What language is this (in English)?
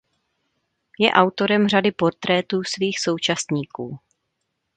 Czech